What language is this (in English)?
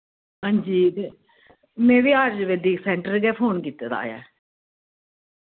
Dogri